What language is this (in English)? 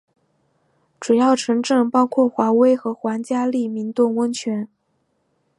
Chinese